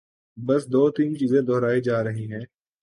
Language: Urdu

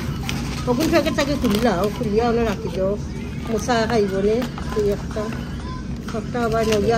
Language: Bangla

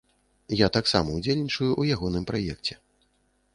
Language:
Belarusian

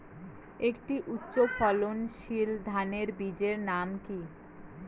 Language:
Bangla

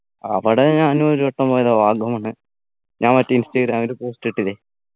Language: Malayalam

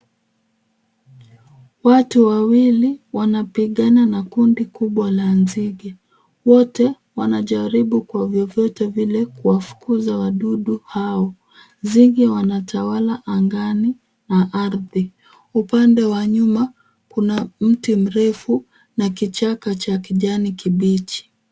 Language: Swahili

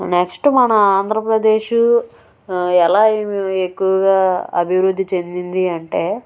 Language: Telugu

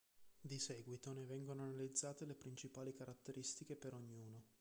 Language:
Italian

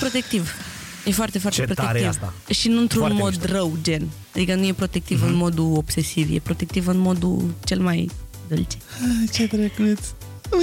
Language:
Romanian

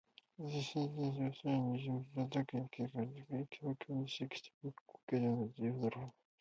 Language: Japanese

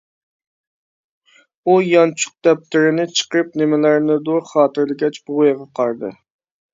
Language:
Uyghur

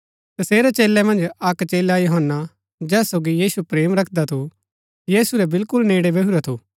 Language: Gaddi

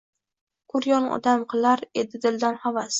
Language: Uzbek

